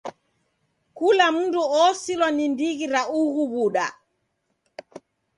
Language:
Taita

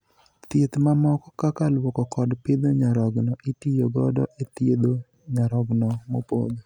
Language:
Luo (Kenya and Tanzania)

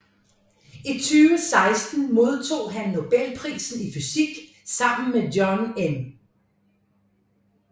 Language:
Danish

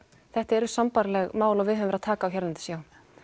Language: Icelandic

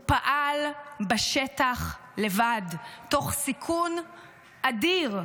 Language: Hebrew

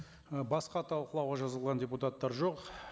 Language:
Kazakh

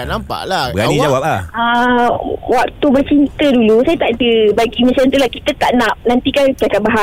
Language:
Malay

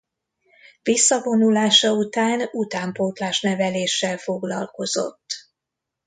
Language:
Hungarian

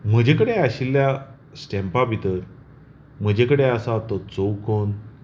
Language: Konkani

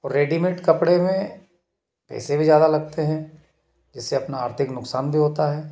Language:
Hindi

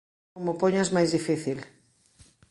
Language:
Galician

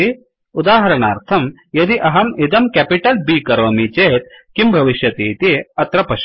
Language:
Sanskrit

